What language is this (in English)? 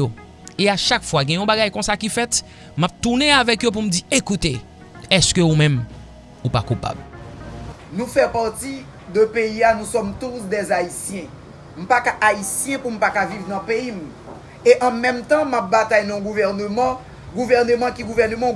French